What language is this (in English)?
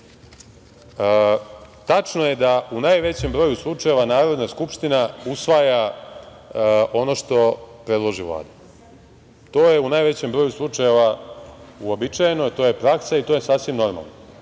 Serbian